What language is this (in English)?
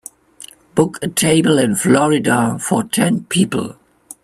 English